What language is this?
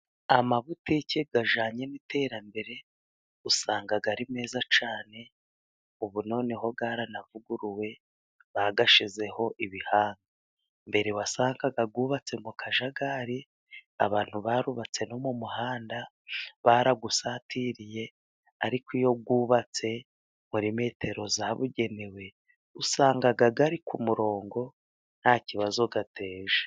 Kinyarwanda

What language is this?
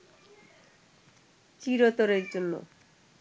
Bangla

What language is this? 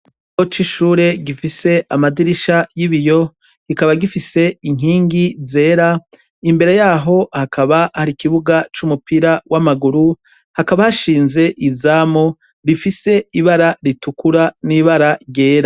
Rundi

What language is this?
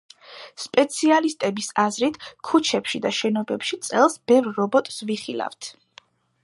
Georgian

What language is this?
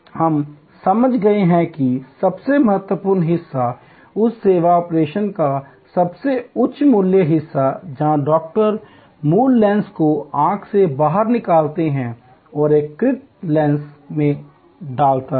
Hindi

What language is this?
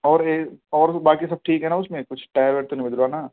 Urdu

